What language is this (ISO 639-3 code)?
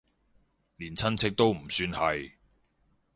yue